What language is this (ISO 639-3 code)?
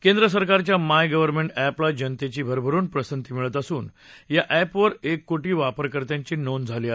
mar